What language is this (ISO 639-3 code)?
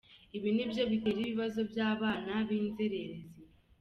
kin